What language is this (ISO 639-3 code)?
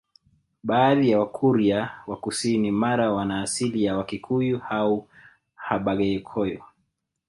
swa